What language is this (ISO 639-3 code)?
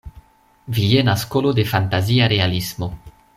epo